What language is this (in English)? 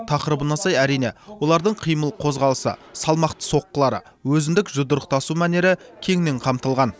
Kazakh